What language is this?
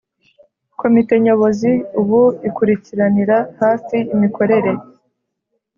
Kinyarwanda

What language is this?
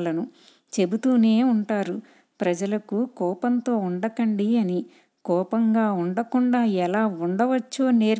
Telugu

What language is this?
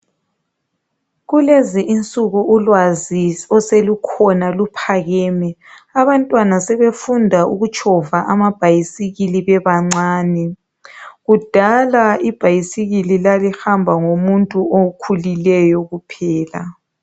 North Ndebele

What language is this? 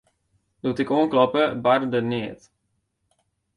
Western Frisian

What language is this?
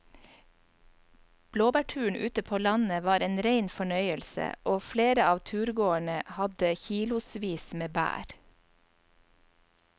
Norwegian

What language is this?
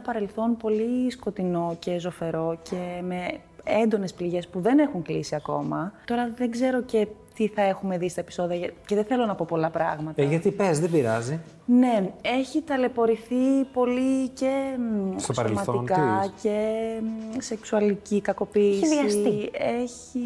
Greek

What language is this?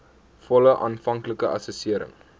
Afrikaans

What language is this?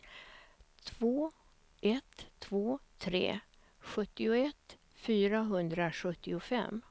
Swedish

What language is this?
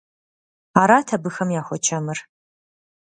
Kabardian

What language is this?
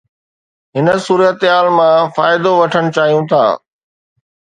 Sindhi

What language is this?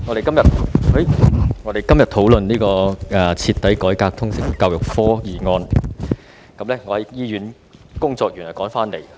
Cantonese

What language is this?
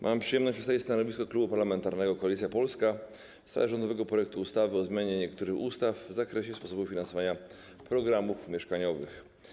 Polish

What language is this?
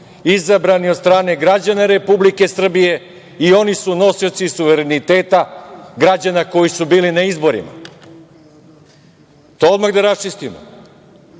Serbian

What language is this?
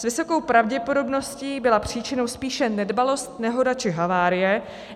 Czech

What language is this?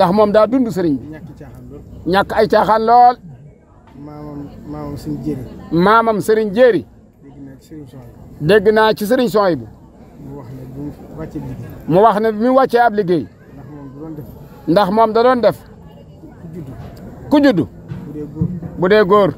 Arabic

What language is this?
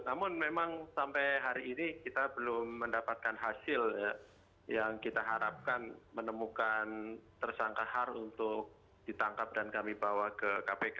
Indonesian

